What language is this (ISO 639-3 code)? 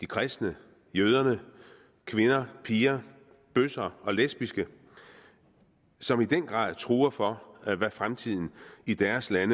dan